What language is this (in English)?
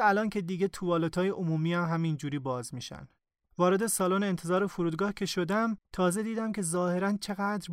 Persian